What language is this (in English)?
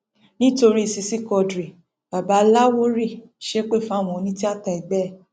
Yoruba